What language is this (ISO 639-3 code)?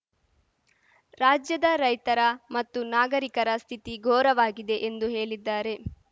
kan